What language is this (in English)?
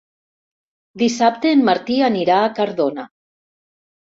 Catalan